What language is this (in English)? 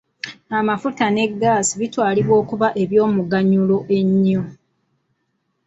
Ganda